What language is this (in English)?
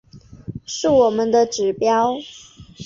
Chinese